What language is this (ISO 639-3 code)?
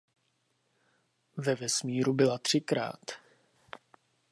ces